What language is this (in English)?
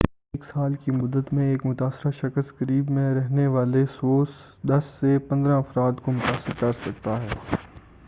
Urdu